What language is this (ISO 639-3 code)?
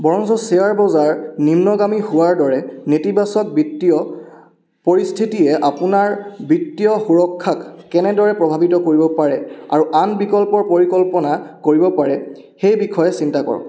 asm